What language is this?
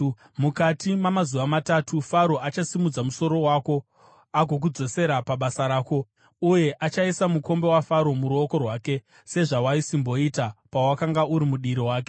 Shona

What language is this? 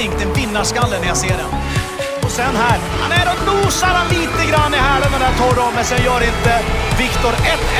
Swedish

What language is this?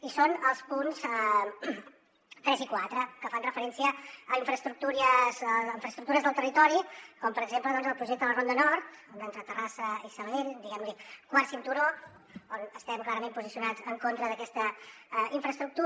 Catalan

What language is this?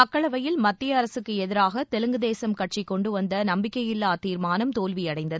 Tamil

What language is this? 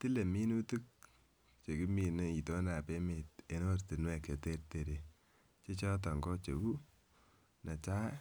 Kalenjin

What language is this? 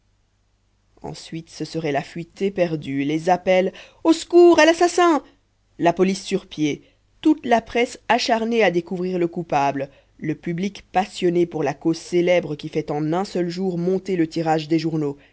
French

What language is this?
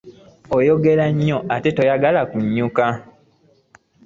Ganda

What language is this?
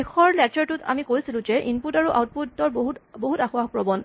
Assamese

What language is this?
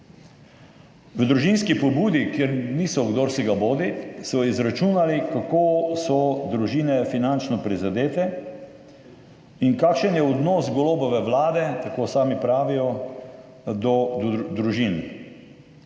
Slovenian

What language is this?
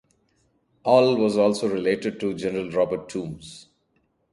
English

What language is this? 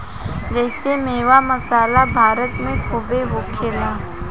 Bhojpuri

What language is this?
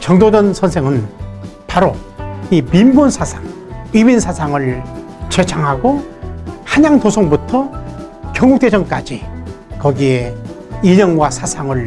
Korean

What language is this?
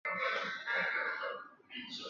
Chinese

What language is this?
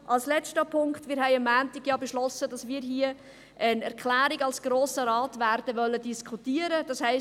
Swiss German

